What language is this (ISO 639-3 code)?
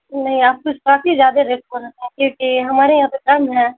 urd